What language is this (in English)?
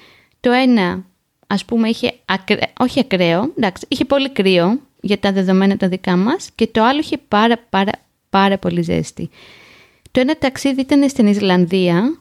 Greek